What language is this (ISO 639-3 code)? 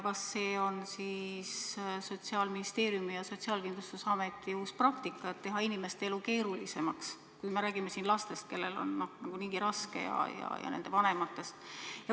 est